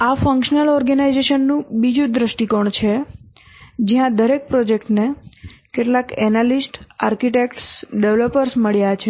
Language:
Gujarati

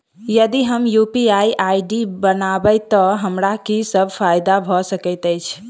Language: Maithili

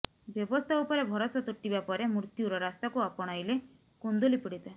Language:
Odia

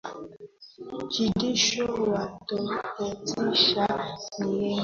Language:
Swahili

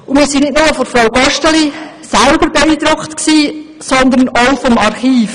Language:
Swiss German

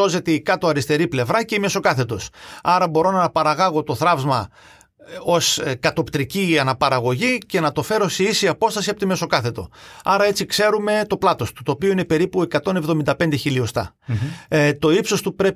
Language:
Greek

